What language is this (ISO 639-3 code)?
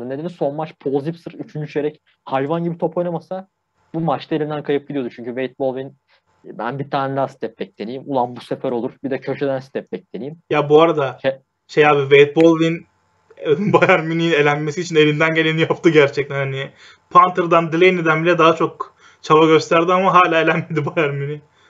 tur